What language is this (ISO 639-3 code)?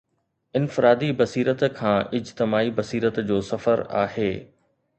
snd